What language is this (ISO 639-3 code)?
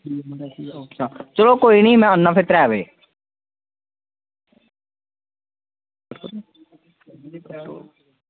doi